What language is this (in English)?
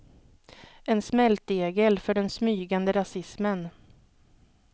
Swedish